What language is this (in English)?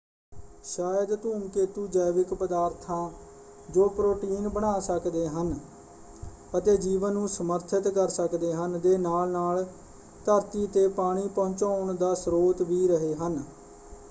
Punjabi